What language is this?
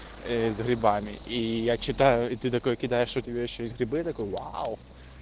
Russian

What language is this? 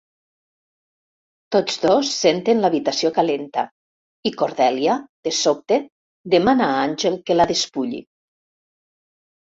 Catalan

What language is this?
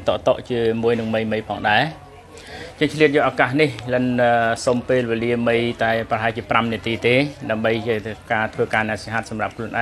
Thai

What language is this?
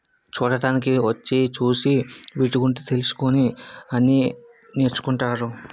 Telugu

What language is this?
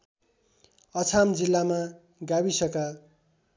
Nepali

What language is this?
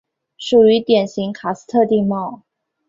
Chinese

